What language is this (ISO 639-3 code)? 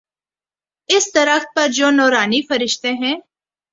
urd